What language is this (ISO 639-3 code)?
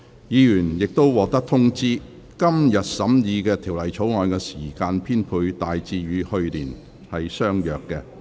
yue